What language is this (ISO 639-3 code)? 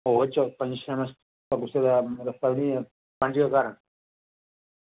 doi